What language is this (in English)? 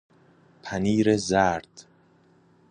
Persian